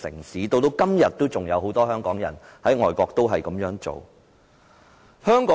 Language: Cantonese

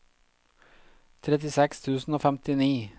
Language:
Norwegian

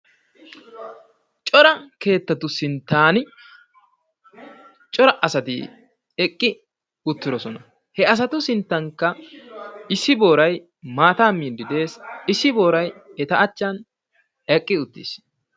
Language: Wolaytta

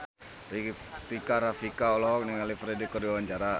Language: Sundanese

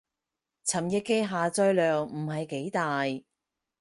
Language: Cantonese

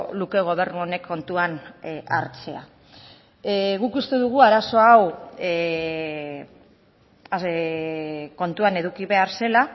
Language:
Basque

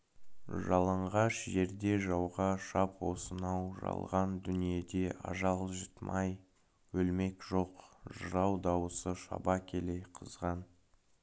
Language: Kazakh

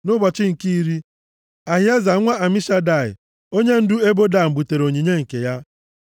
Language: Igbo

